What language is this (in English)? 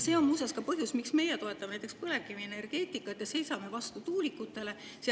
Estonian